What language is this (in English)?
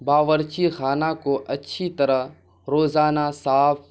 Urdu